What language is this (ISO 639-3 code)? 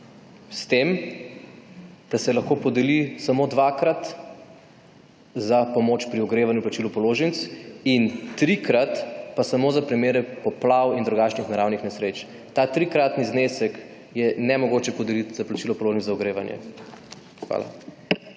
slv